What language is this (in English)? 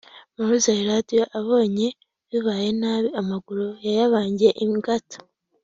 Kinyarwanda